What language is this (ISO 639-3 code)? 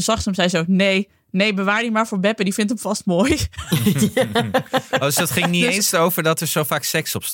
nld